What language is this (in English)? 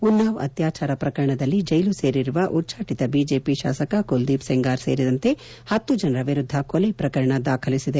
Kannada